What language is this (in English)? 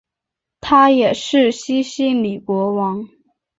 Chinese